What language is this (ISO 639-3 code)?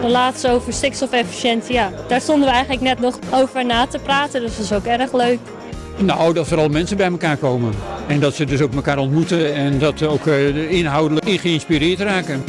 nld